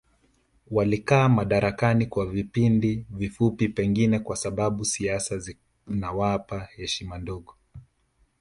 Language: Swahili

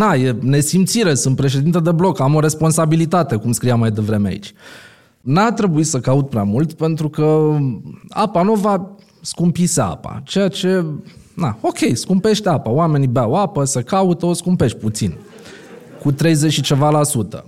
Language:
Romanian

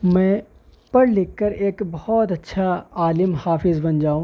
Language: Urdu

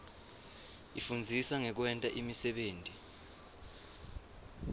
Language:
Swati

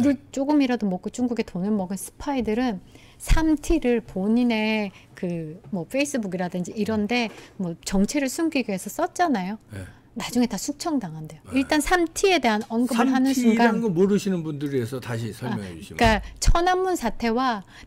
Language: Korean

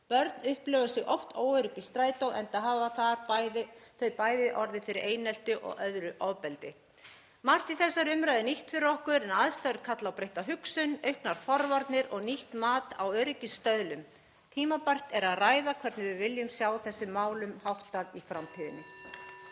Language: Icelandic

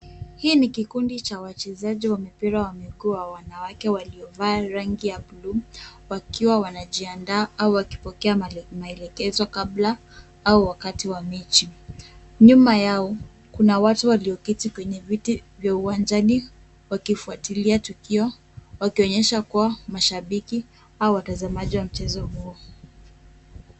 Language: Swahili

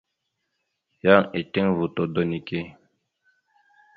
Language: Mada (Cameroon)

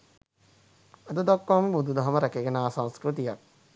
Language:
Sinhala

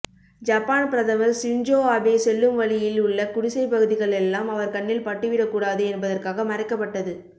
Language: Tamil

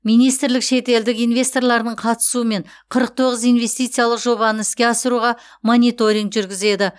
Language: Kazakh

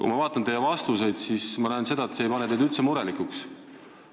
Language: Estonian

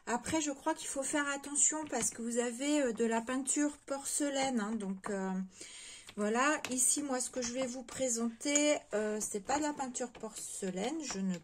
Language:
French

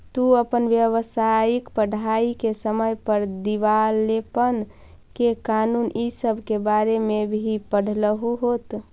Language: Magahi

